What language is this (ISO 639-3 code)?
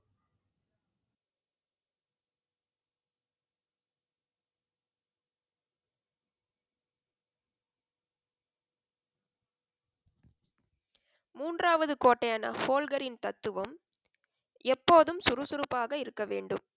tam